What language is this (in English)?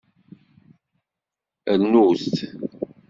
Kabyle